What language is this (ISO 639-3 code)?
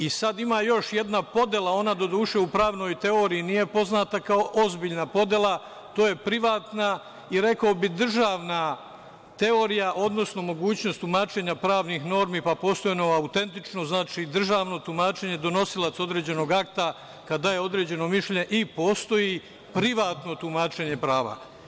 srp